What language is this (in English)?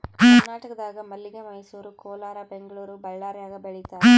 Kannada